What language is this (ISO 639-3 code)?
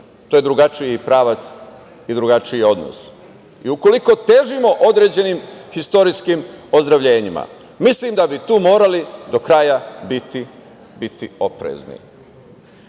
srp